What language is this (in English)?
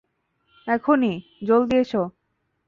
Bangla